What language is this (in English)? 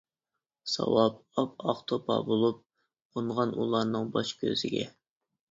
Uyghur